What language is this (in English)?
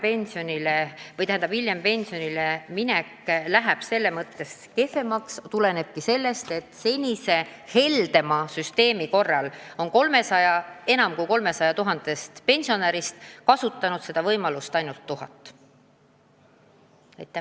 Estonian